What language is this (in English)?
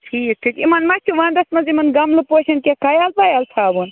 Kashmiri